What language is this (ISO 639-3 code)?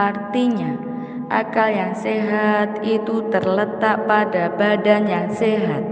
ind